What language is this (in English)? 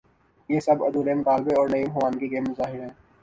Urdu